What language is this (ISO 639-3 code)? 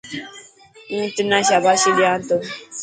mki